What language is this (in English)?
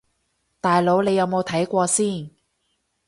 Cantonese